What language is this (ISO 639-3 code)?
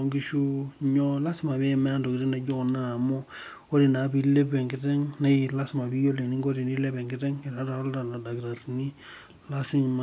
mas